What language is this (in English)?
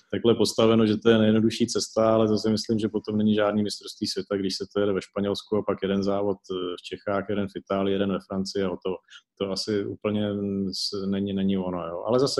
Czech